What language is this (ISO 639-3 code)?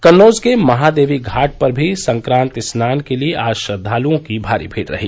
hin